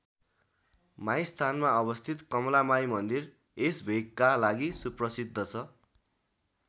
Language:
Nepali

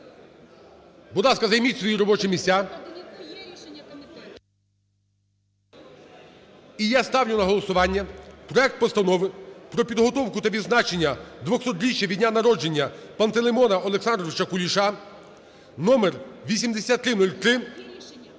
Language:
Ukrainian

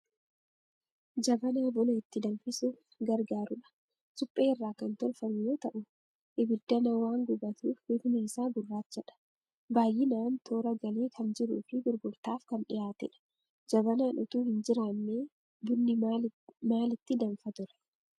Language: Oromo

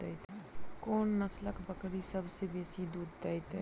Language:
Maithili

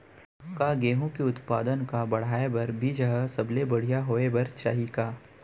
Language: Chhattisgarhi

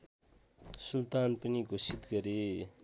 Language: Nepali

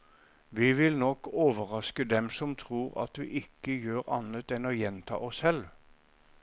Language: Norwegian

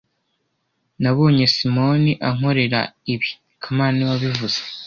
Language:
Kinyarwanda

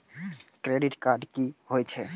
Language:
Maithili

